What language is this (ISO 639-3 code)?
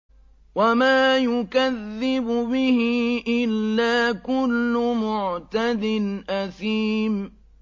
ara